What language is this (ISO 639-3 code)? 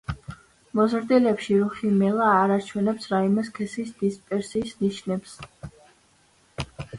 kat